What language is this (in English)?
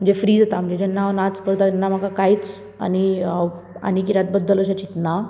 Konkani